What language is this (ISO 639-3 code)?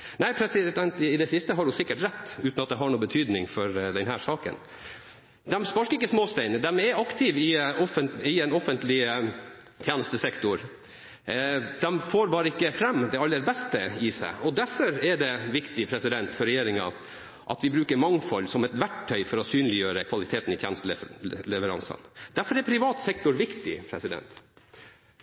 nob